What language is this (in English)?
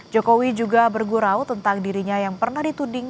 Indonesian